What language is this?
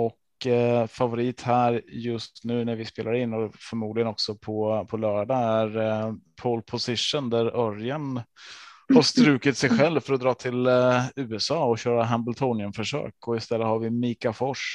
Swedish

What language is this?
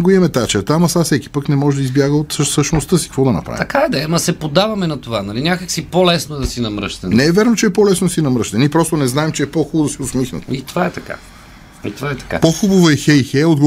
Bulgarian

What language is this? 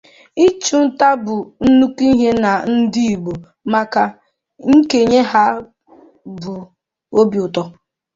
Igbo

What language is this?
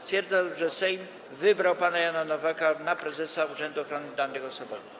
Polish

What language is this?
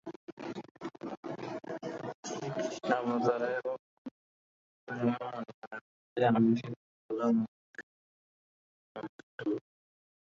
Bangla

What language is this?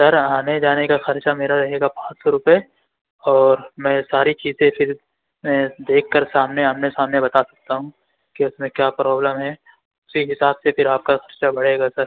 Urdu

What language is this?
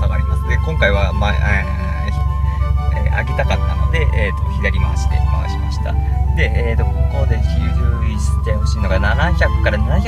Japanese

